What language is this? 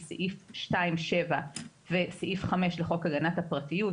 Hebrew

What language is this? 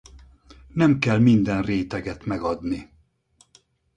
Hungarian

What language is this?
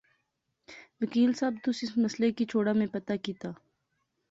Pahari-Potwari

